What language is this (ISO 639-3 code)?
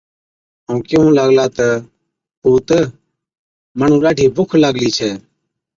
odk